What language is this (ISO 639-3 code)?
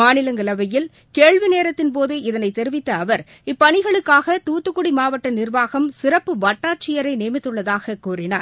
tam